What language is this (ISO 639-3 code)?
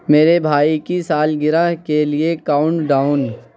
urd